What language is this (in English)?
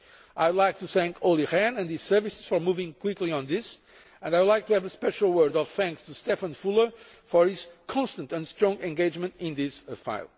English